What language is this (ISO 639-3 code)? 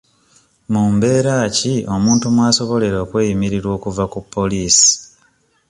lug